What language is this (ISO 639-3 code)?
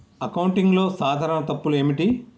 tel